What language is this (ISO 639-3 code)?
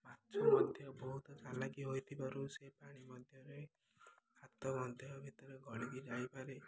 ori